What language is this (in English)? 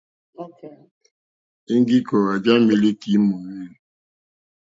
Mokpwe